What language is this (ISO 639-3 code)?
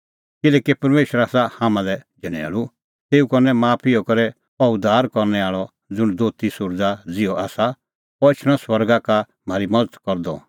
kfx